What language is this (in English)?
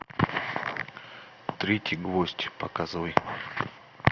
Russian